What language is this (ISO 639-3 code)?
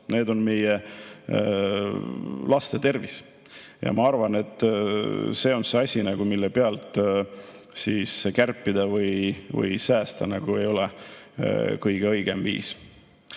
est